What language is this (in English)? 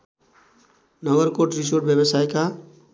Nepali